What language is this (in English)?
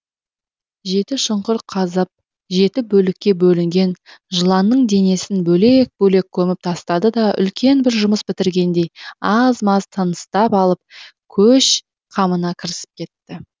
Kazakh